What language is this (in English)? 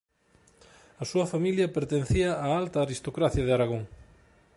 Galician